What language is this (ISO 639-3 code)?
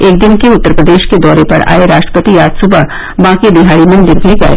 hin